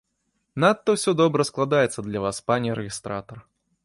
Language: Belarusian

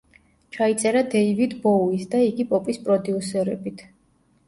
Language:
Georgian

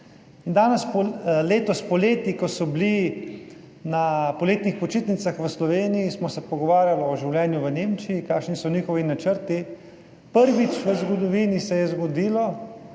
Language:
Slovenian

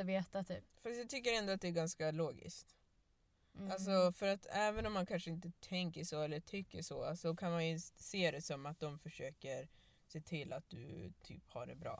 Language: Swedish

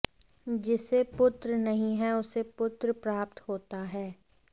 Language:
Sanskrit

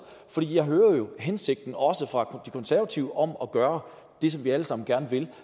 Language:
Danish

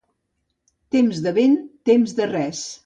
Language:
Catalan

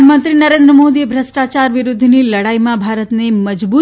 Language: Gujarati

